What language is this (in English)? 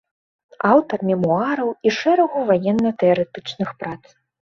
Belarusian